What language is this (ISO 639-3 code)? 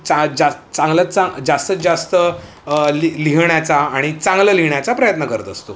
mar